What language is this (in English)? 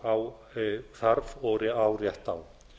Icelandic